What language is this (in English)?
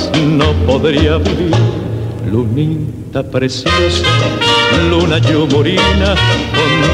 Spanish